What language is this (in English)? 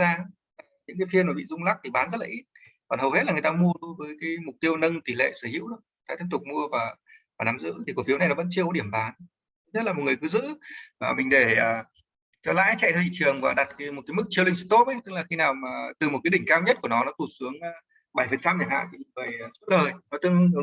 Vietnamese